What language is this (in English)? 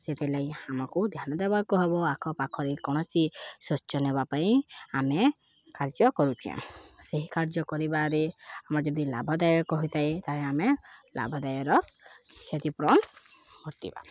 Odia